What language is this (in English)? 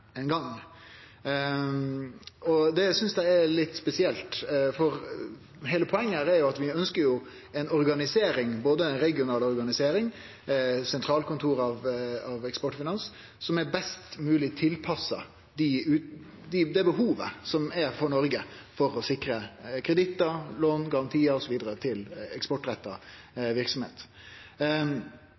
Norwegian Nynorsk